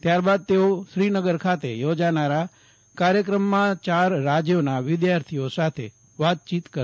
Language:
Gujarati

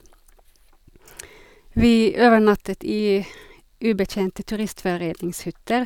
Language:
Norwegian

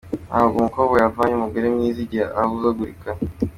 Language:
Kinyarwanda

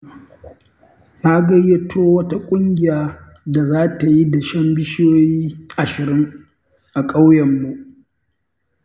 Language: Hausa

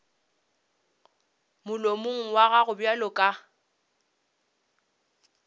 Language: Northern Sotho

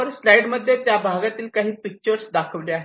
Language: Marathi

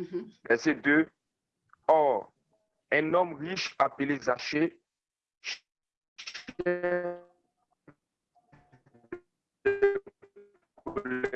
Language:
French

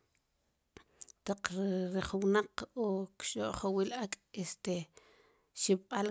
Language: Sipacapense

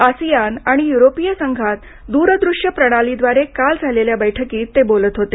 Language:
Marathi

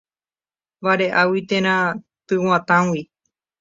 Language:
Guarani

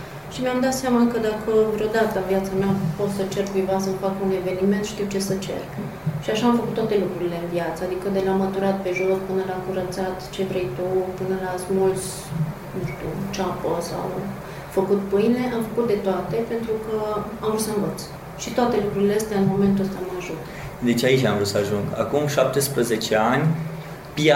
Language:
Romanian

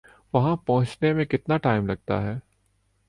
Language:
Urdu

